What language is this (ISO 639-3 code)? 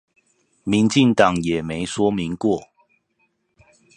zho